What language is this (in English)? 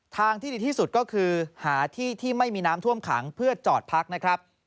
Thai